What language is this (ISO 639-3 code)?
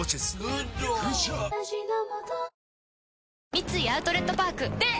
jpn